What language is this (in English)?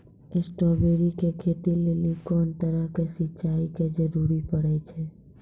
Maithili